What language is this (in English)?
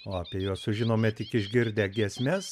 Lithuanian